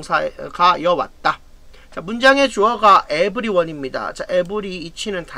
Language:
Korean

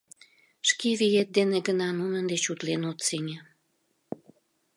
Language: Mari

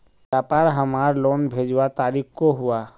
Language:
Magahi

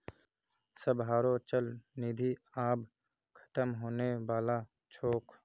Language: Magahi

